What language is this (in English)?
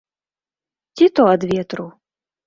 Belarusian